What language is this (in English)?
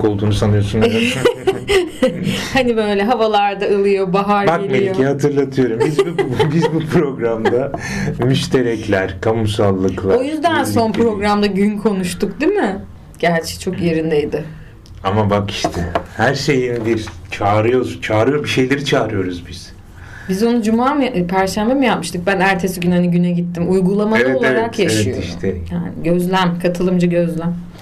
Turkish